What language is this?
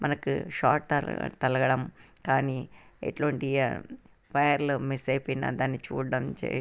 Telugu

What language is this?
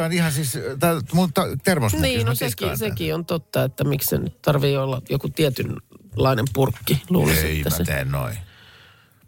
Finnish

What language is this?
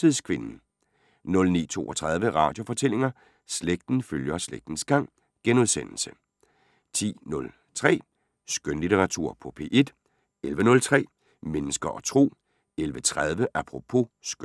Danish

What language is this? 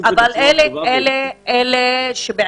Hebrew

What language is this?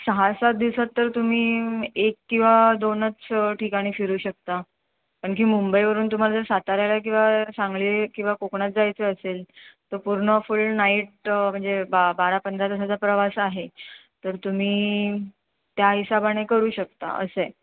Marathi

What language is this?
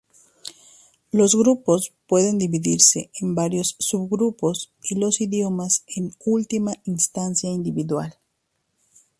Spanish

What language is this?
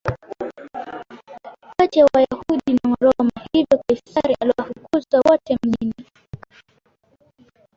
Swahili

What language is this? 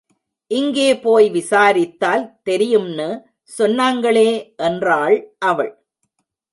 Tamil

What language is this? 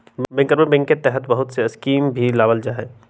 Magahi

